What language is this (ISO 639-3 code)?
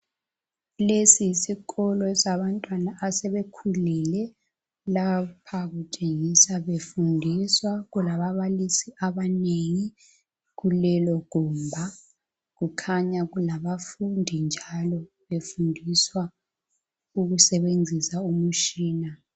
nde